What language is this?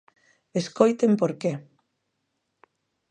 Galician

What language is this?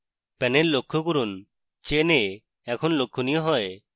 Bangla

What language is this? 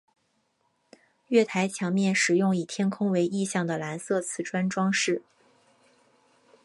Chinese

